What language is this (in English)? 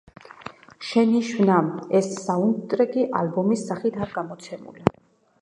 Georgian